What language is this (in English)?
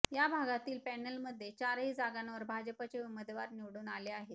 Marathi